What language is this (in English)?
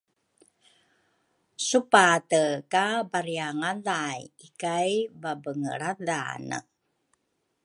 Rukai